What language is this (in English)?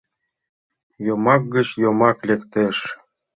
Mari